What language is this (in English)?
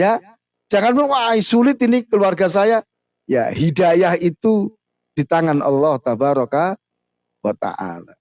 Indonesian